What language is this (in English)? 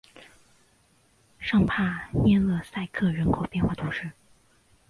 Chinese